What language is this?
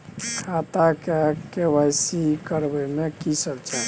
Maithili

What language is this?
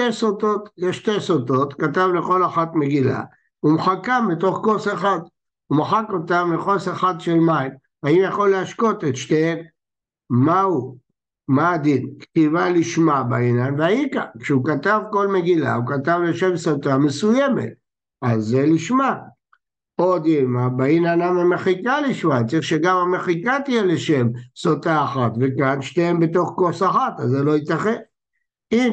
Hebrew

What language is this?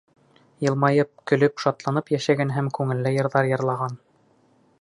Bashkir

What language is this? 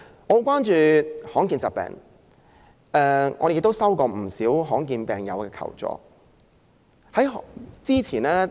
Cantonese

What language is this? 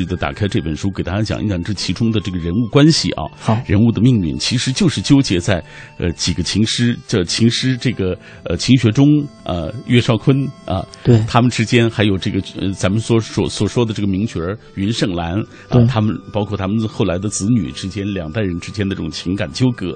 Chinese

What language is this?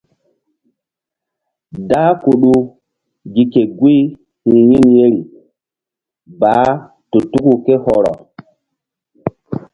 Mbum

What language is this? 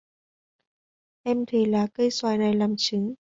Vietnamese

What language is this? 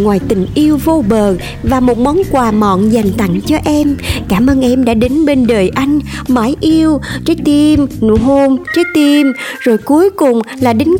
Vietnamese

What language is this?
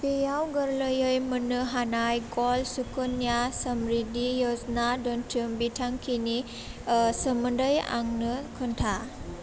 Bodo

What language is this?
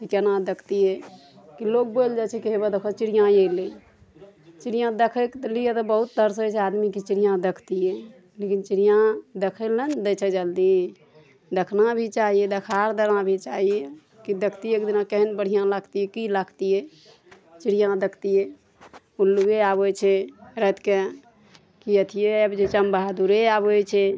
Maithili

